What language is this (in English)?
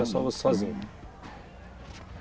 Portuguese